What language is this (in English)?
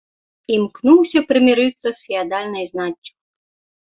Belarusian